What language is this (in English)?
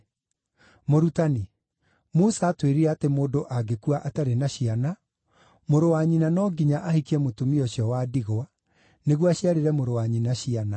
Kikuyu